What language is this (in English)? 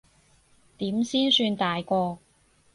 Cantonese